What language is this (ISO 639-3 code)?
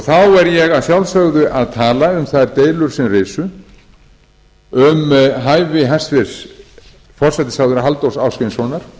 isl